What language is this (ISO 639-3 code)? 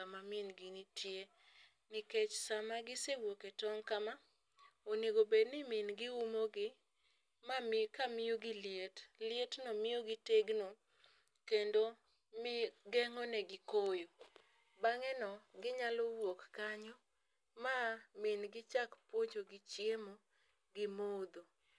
luo